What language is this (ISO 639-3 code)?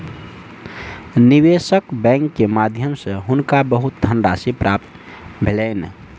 mai